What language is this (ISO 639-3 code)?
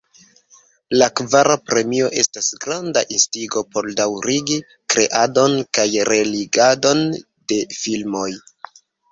epo